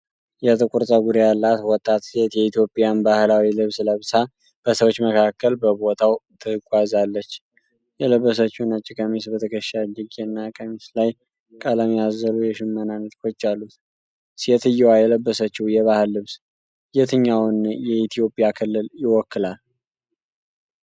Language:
Amharic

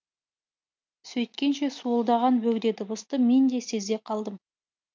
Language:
Kazakh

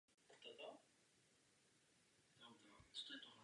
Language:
Czech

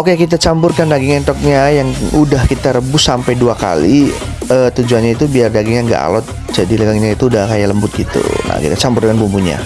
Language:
Indonesian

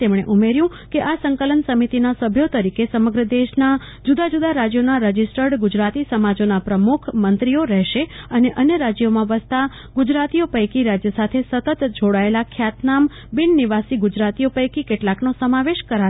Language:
Gujarati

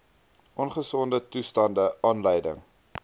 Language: Afrikaans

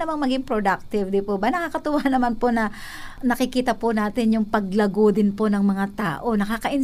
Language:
Filipino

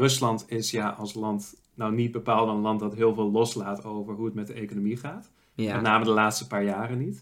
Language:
Dutch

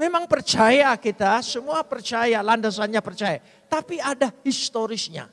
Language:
Indonesian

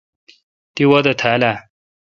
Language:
Kalkoti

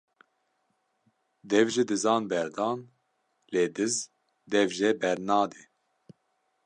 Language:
Kurdish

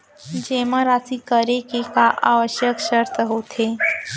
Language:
Chhattisgarhi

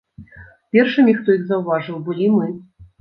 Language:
Belarusian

